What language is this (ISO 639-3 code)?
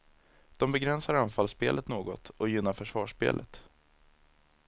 swe